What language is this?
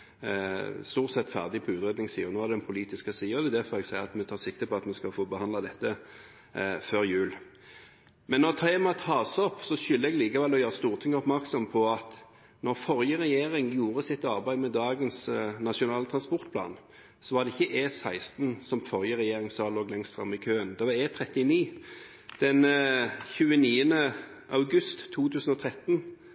Norwegian Bokmål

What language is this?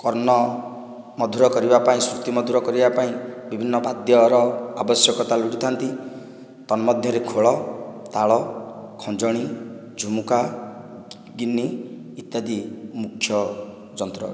Odia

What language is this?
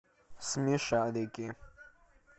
Russian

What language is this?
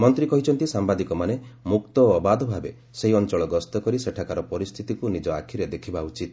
Odia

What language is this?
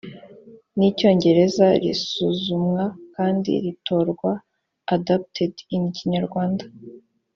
Kinyarwanda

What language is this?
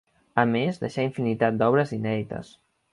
Catalan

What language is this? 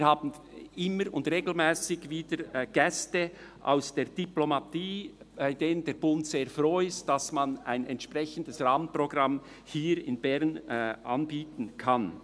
Swiss German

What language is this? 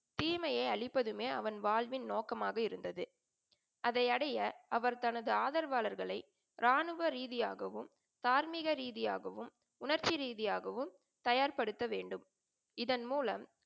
Tamil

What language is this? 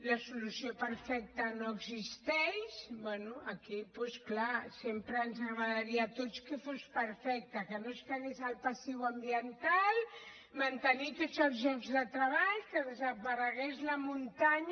Catalan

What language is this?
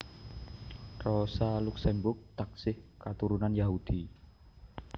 Javanese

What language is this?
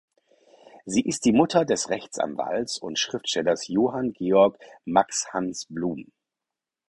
German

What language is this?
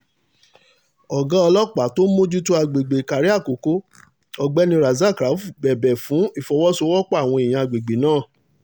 Yoruba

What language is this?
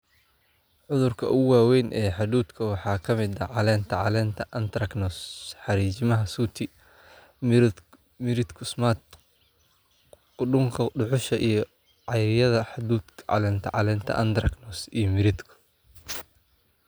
Somali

